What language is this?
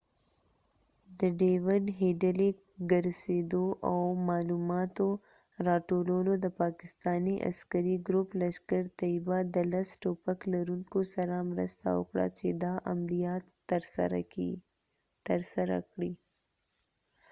Pashto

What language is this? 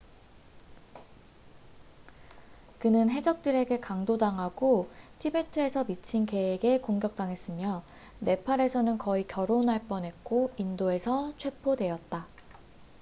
Korean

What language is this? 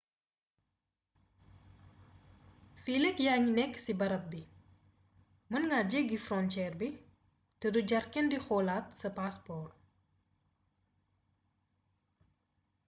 Wolof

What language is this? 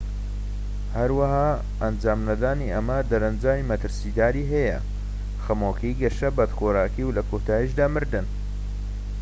Central Kurdish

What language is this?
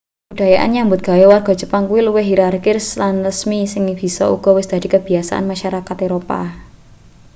Javanese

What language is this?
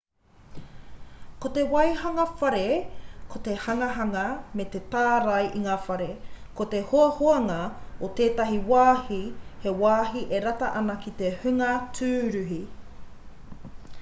Māori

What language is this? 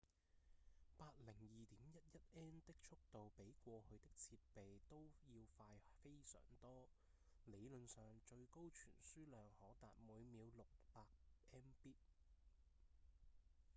Cantonese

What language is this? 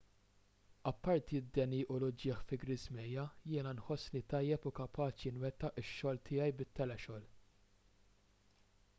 Maltese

